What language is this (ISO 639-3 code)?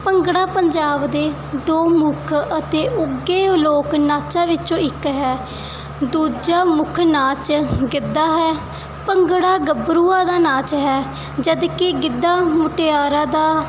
pan